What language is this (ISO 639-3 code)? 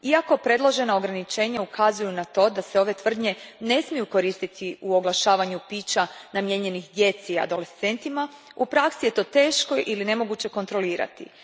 hrv